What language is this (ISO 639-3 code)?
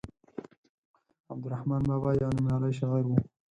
pus